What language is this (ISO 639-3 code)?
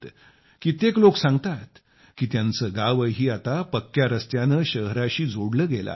mar